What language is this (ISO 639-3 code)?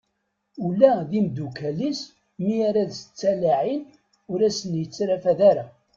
kab